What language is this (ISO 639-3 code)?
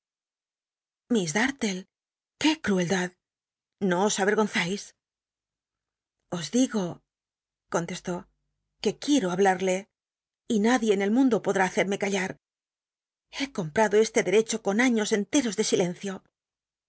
spa